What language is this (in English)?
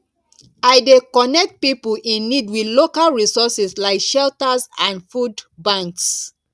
Nigerian Pidgin